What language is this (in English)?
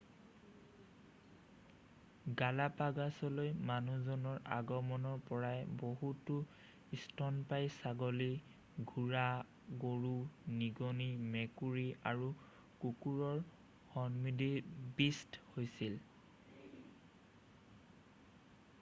Assamese